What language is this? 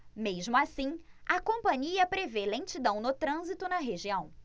Portuguese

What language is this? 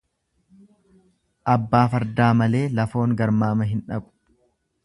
Oromo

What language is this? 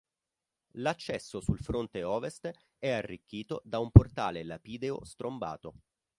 Italian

